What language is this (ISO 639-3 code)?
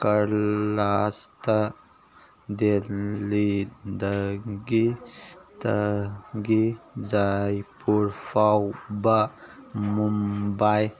mni